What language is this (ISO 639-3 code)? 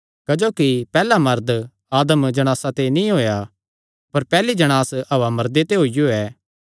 xnr